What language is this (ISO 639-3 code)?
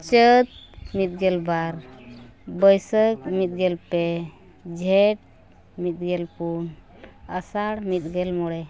sat